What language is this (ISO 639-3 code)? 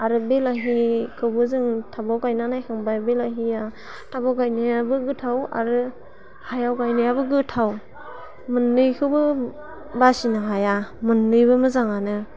brx